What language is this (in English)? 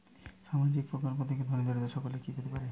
Bangla